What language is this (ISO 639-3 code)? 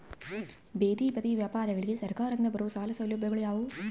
kan